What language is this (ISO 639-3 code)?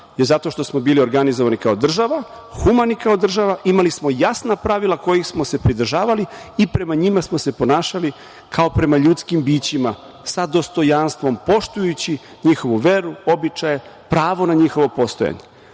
srp